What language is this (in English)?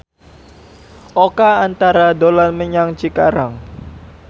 Javanese